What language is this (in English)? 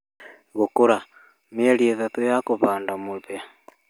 Kikuyu